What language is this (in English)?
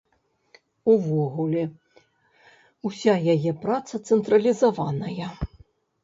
Belarusian